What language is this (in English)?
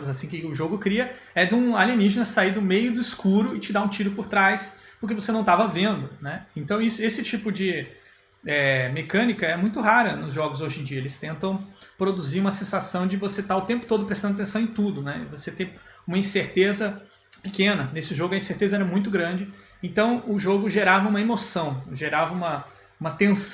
Portuguese